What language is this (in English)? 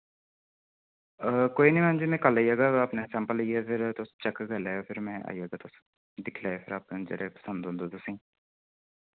Dogri